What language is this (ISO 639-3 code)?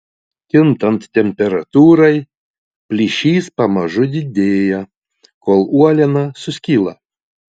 lit